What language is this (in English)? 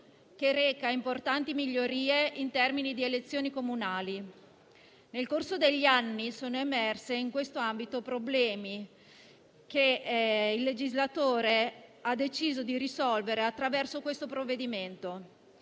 Italian